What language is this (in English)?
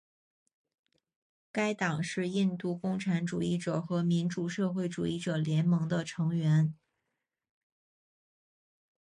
Chinese